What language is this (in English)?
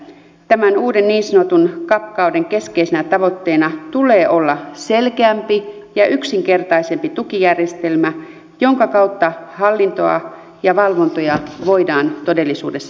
Finnish